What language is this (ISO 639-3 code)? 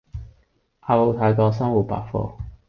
yue